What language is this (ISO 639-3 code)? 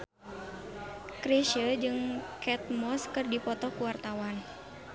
sun